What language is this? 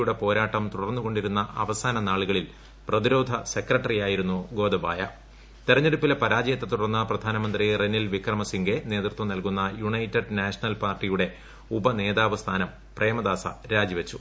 Malayalam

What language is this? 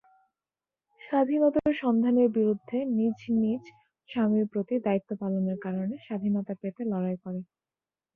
Bangla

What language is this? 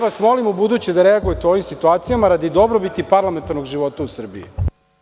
Serbian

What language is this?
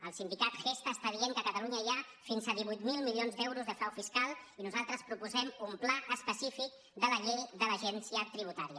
Catalan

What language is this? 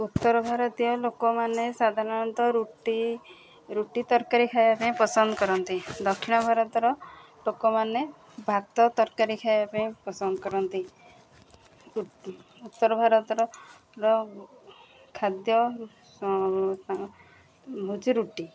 Odia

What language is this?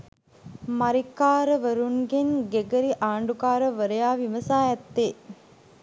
Sinhala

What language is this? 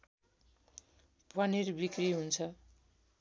Nepali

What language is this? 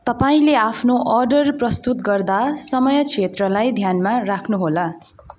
Nepali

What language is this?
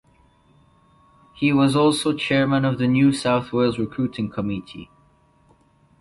English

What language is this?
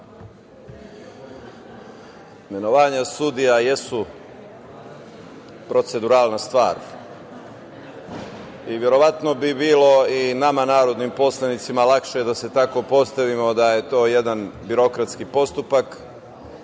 Serbian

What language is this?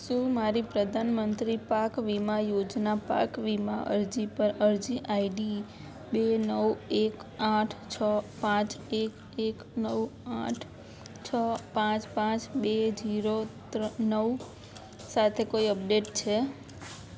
Gujarati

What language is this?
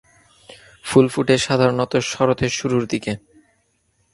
Bangla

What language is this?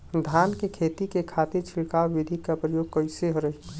Bhojpuri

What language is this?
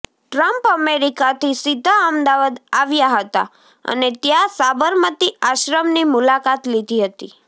Gujarati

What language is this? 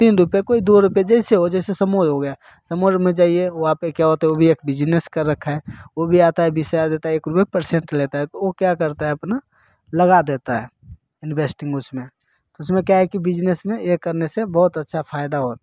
Hindi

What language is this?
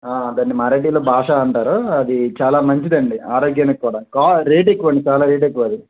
Telugu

